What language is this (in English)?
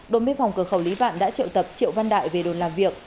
Vietnamese